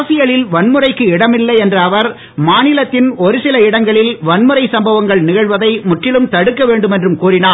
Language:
Tamil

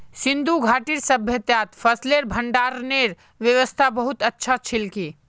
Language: Magahi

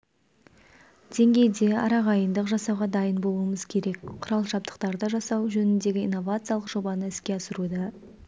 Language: Kazakh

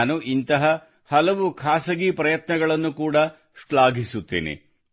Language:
Kannada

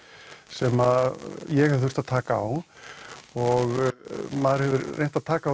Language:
Icelandic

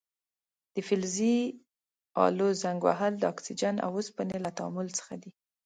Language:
Pashto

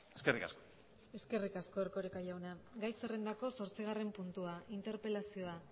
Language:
Basque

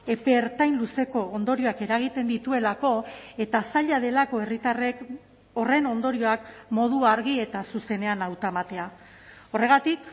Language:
Basque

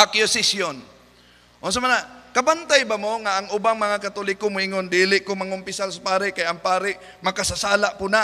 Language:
Filipino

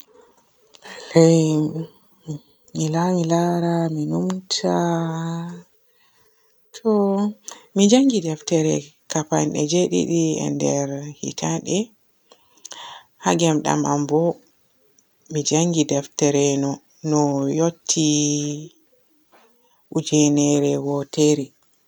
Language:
Borgu Fulfulde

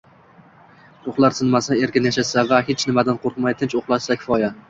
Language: Uzbek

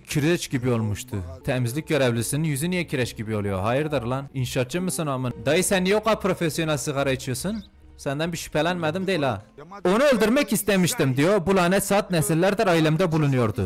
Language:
Turkish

